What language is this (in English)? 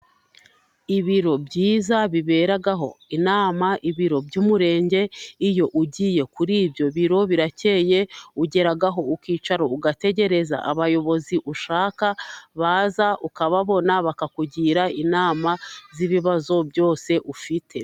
Kinyarwanda